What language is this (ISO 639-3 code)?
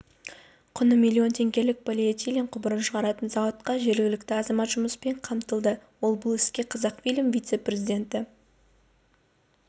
kaz